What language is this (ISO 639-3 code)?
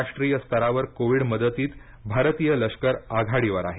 mar